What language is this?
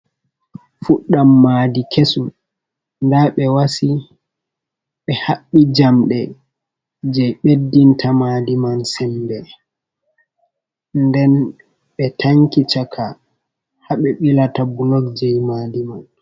Fula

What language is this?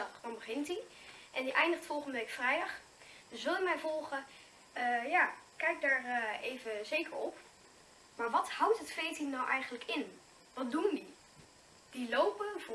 Dutch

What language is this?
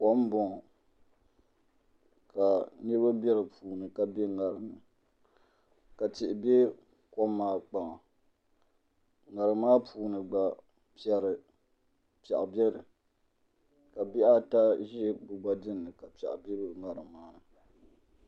Dagbani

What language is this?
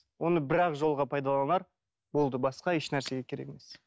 Kazakh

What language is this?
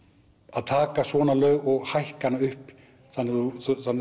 Icelandic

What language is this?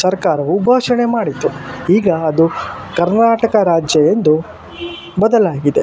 Kannada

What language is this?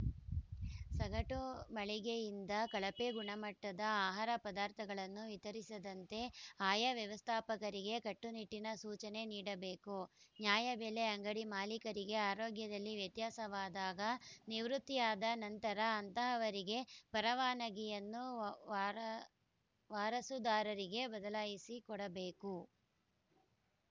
Kannada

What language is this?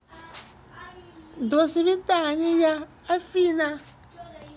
Russian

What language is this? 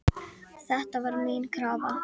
Icelandic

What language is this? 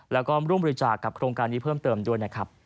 Thai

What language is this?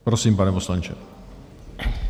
Czech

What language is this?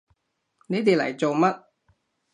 Cantonese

